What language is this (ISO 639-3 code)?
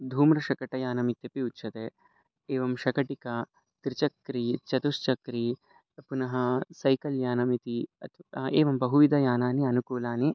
san